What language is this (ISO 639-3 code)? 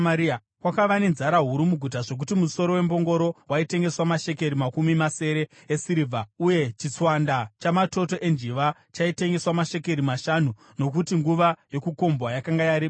sna